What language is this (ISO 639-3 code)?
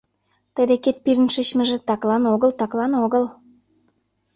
chm